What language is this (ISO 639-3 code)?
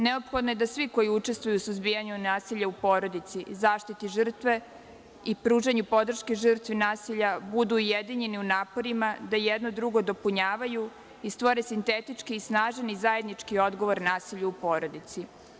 srp